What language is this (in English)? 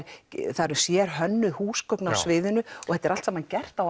Icelandic